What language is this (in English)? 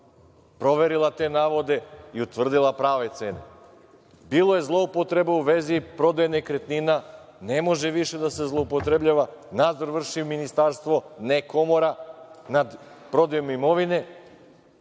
Serbian